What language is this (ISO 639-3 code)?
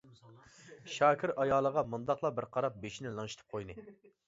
uig